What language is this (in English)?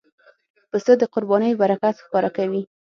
Pashto